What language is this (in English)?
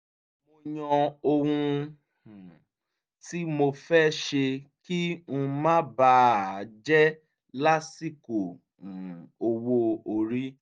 Yoruba